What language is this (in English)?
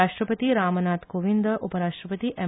Konkani